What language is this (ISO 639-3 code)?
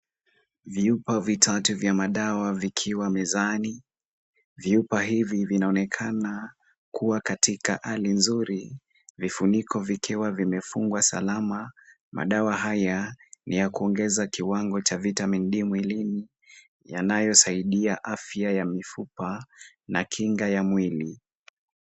swa